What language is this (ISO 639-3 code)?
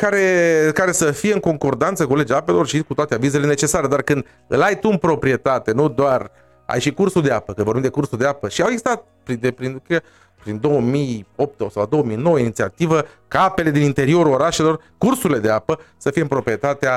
ron